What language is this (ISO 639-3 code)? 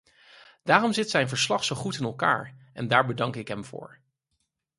nld